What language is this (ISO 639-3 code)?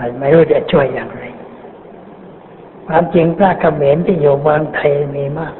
tha